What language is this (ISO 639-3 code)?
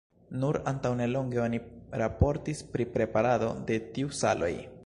epo